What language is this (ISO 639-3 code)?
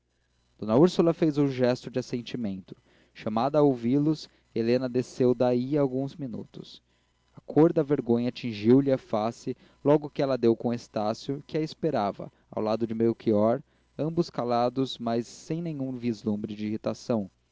por